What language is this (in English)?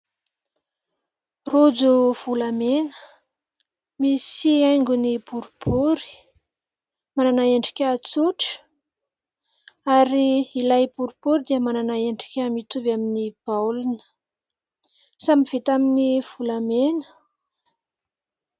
Malagasy